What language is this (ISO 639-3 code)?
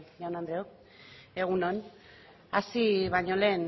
eus